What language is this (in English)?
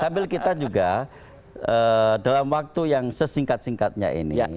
Indonesian